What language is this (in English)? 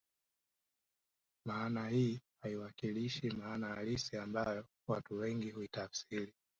Swahili